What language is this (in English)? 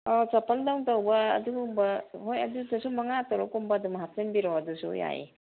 Manipuri